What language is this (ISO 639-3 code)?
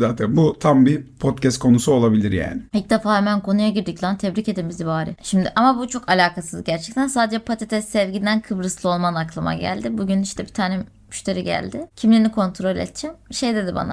tur